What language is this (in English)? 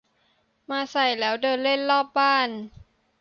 Thai